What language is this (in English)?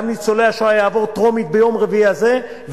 Hebrew